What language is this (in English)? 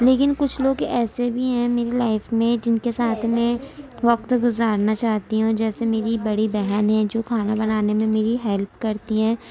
Urdu